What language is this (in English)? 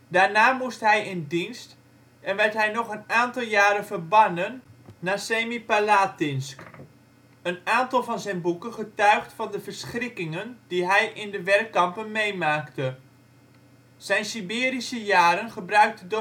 Dutch